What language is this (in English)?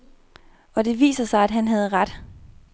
Danish